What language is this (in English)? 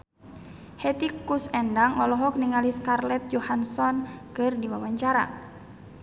Sundanese